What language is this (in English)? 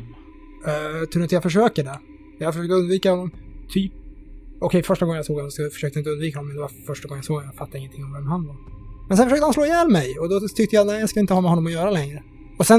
Swedish